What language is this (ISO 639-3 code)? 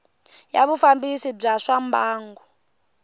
tso